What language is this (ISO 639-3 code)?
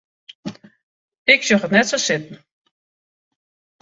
fry